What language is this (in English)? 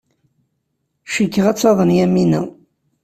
Kabyle